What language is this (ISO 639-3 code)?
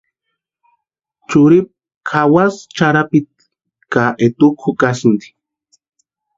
pua